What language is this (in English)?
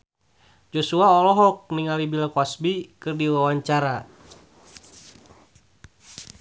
Sundanese